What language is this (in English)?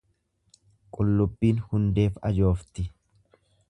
Oromo